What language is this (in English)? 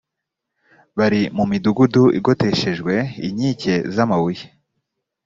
Kinyarwanda